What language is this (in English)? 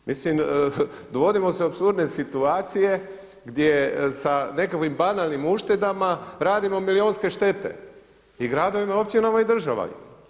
Croatian